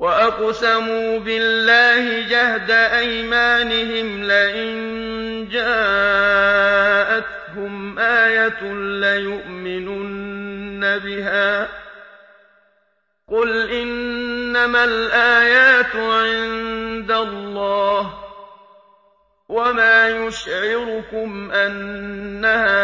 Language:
Arabic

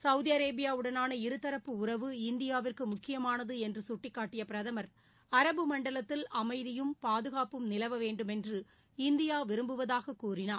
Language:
Tamil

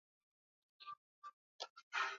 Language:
Swahili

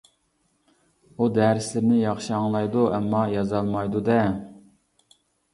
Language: Uyghur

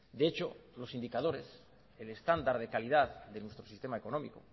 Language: Spanish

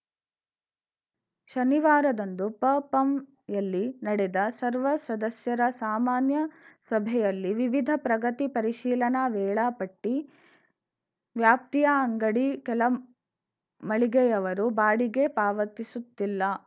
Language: Kannada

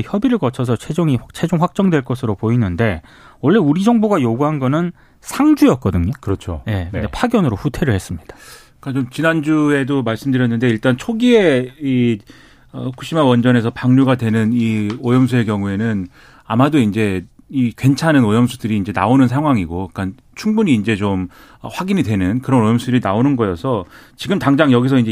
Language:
Korean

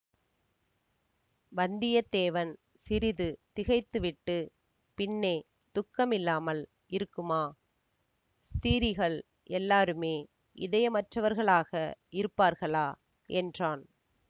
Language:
Tamil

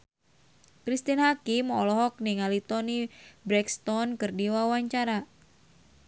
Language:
Sundanese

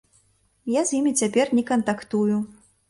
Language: Belarusian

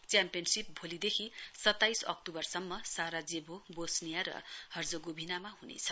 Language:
Nepali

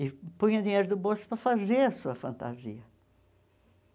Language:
Portuguese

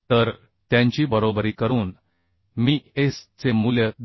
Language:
Marathi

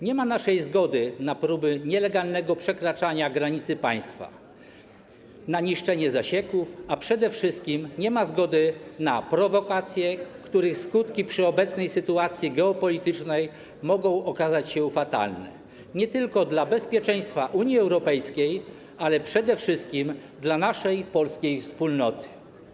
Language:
Polish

